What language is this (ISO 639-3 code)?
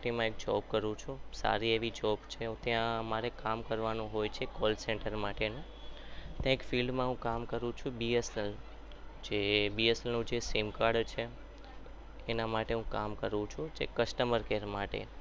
guj